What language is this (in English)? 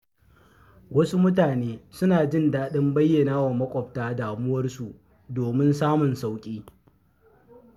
Hausa